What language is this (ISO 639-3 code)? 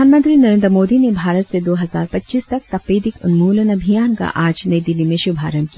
hin